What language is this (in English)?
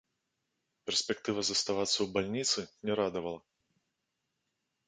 Belarusian